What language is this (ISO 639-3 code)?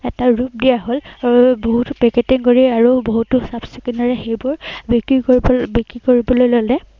asm